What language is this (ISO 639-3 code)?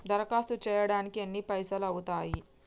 tel